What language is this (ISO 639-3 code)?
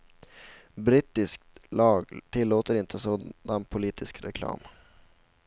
swe